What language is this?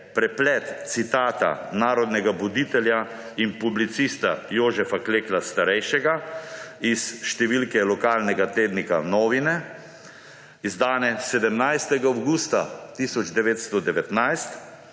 Slovenian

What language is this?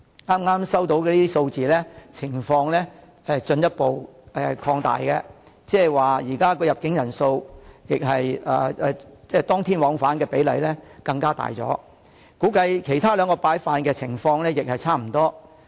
Cantonese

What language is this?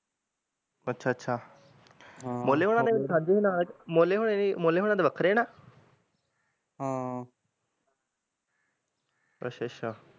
Punjabi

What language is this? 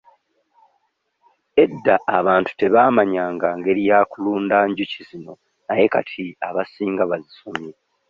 Ganda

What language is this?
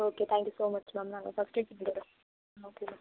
Tamil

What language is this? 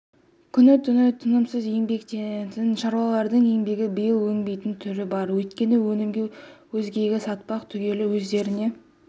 Kazakh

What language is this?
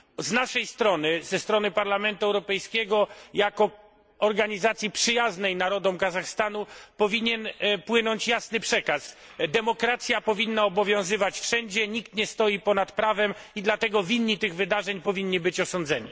Polish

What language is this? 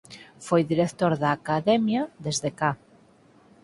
Galician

